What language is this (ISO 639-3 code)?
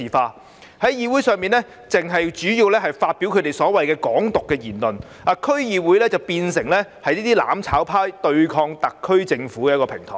yue